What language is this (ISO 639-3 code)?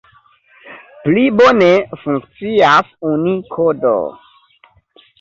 epo